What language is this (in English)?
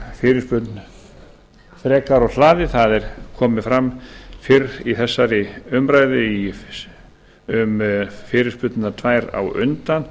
Icelandic